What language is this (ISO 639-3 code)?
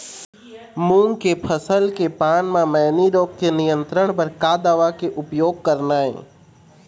hne